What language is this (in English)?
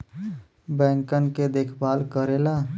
Bhojpuri